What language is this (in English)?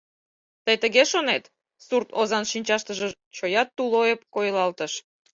Mari